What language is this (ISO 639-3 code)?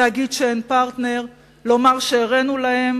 heb